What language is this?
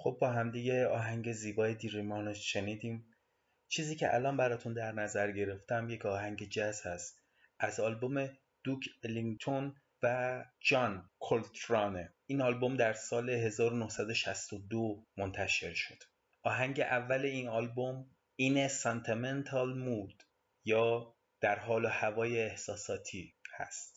Persian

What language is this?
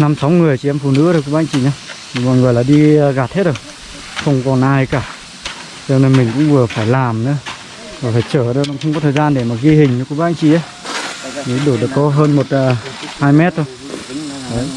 Vietnamese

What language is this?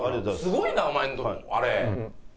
Japanese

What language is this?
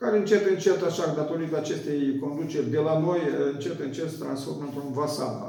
Romanian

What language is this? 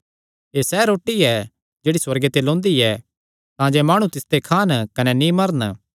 Kangri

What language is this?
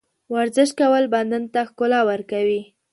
Pashto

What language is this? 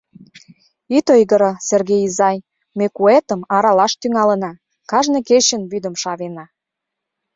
Mari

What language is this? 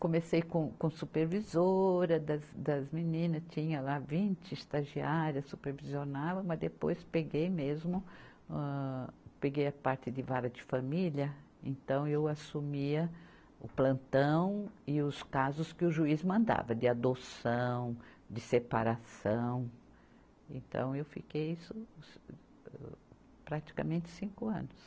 Portuguese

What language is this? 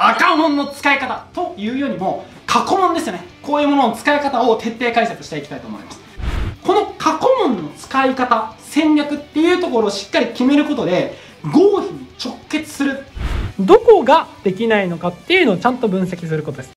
Japanese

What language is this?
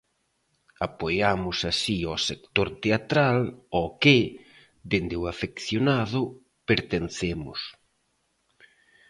Galician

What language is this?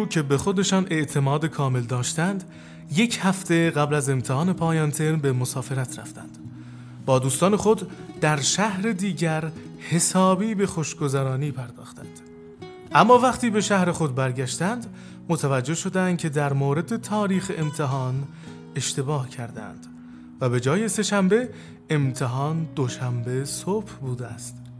Persian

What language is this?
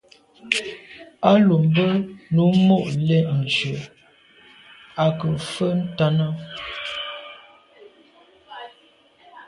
Medumba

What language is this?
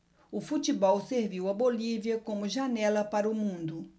Portuguese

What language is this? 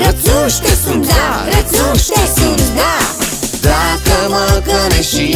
Romanian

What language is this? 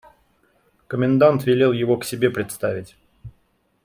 Russian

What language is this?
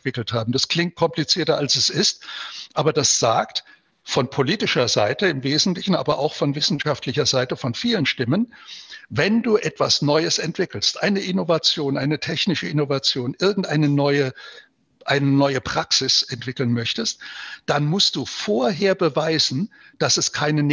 German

